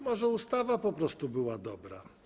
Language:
Polish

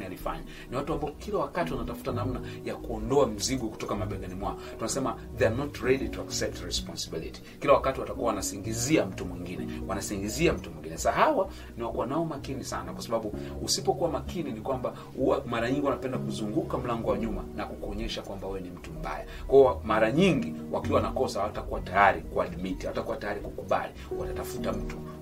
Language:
Swahili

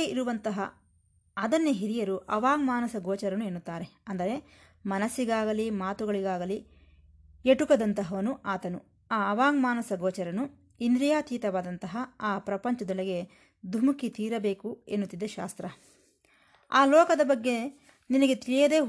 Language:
Kannada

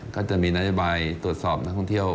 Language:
Thai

